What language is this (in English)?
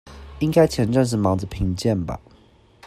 Chinese